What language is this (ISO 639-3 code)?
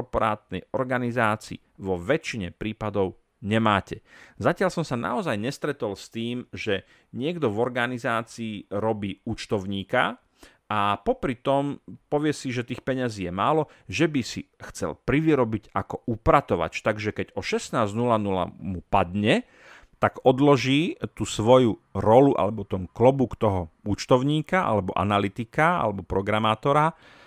slk